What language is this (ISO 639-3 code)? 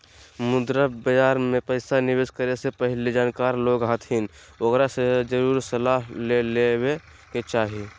mag